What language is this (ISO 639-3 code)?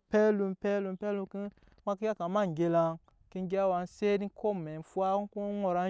yes